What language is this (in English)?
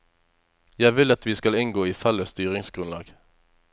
Norwegian